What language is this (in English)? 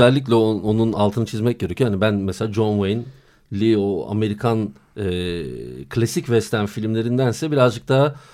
Turkish